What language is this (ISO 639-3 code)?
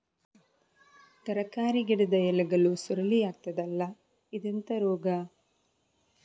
kan